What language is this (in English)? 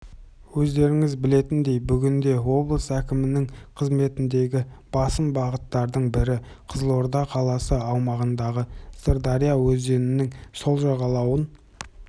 Kazakh